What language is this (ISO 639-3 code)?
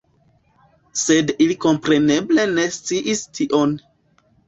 epo